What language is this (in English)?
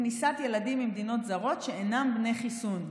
Hebrew